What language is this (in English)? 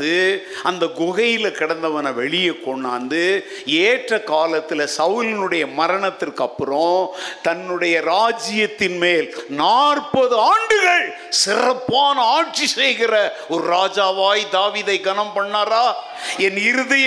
Tamil